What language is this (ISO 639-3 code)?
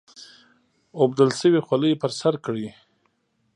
pus